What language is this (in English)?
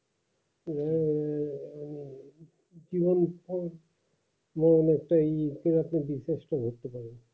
Bangla